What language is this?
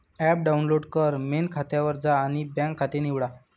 Marathi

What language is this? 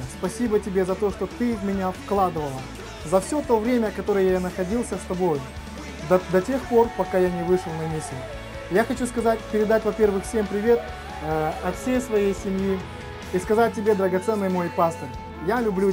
Russian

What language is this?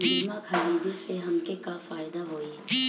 Bhojpuri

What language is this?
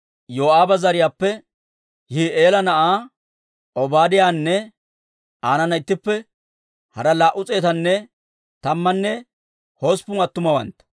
Dawro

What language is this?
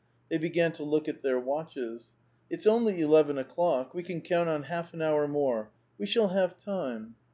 English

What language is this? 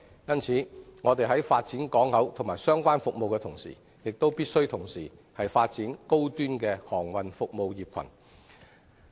Cantonese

